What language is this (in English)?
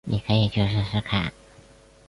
Chinese